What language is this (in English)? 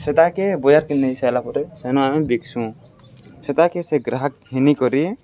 Odia